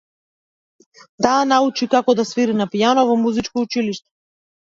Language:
Macedonian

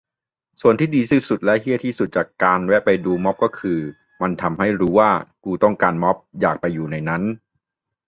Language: Thai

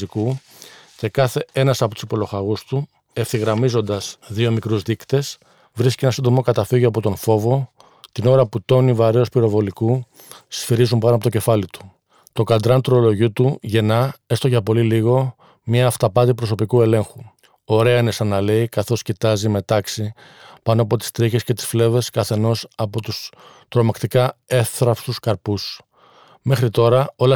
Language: Greek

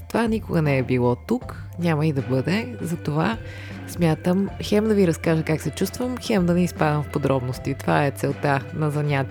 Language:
Bulgarian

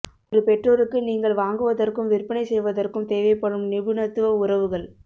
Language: Tamil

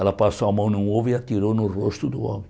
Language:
Portuguese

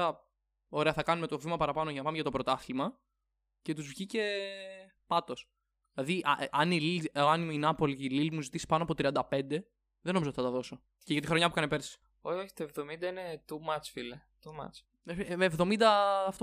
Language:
Greek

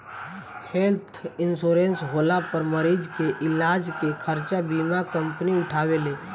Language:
Bhojpuri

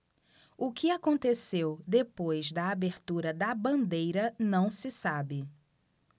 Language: Portuguese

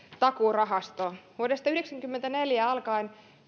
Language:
Finnish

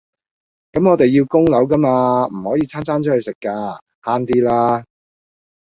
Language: Cantonese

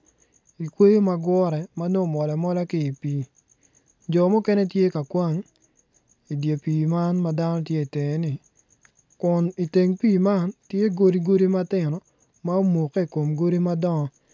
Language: Acoli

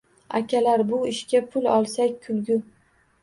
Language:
Uzbek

